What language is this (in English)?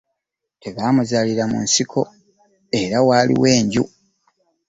Ganda